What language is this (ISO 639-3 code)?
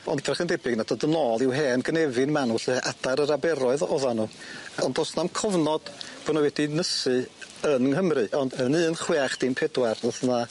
cym